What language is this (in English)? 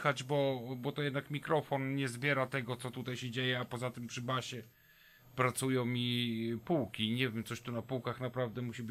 Polish